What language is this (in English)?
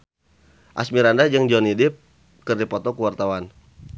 Sundanese